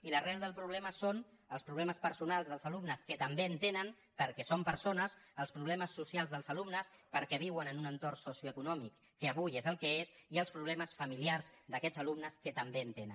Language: Catalan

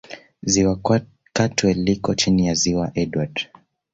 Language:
Swahili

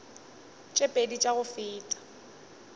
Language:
Northern Sotho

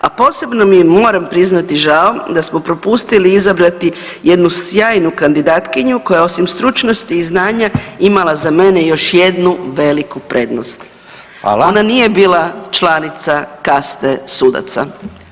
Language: Croatian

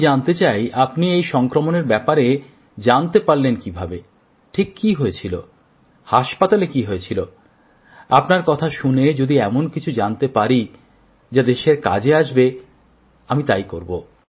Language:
Bangla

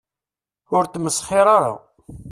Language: Kabyle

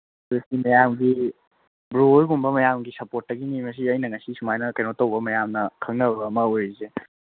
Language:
Manipuri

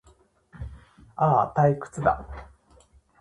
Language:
Japanese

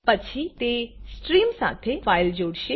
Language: Gujarati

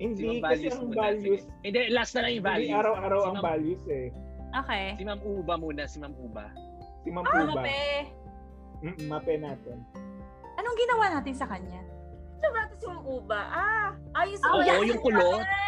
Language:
Filipino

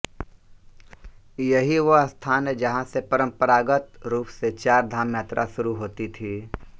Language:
Hindi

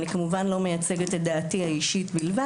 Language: Hebrew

